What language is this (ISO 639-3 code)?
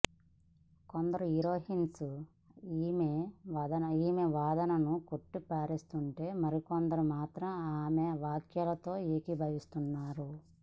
tel